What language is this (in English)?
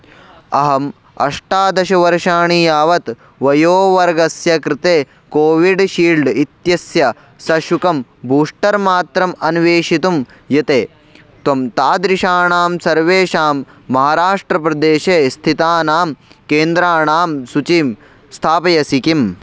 Sanskrit